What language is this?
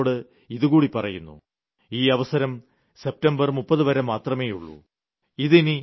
Malayalam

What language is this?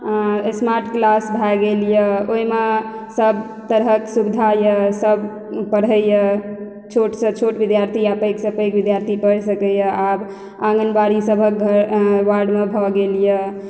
Maithili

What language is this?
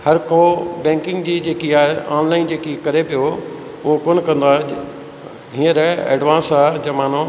Sindhi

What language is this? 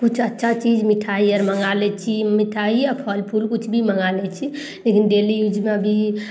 Maithili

